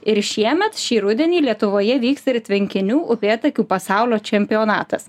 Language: Lithuanian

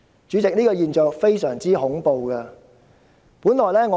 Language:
Cantonese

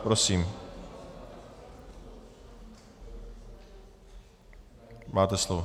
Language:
Czech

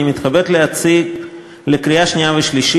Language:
Hebrew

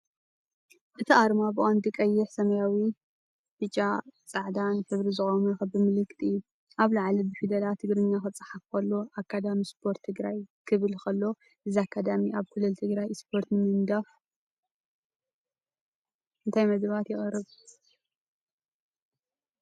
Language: Tigrinya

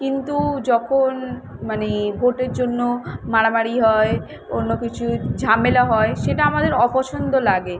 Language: Bangla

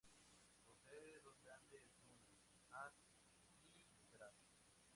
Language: Spanish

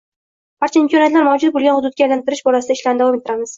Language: Uzbek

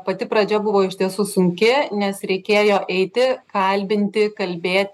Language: Lithuanian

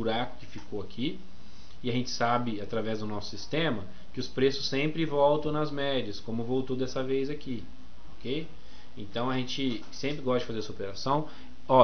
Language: Portuguese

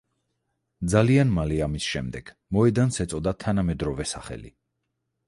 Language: Georgian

